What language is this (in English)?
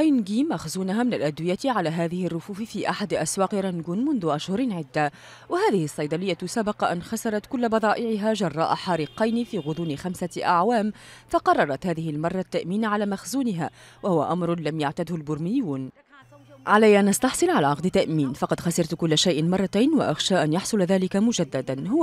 Arabic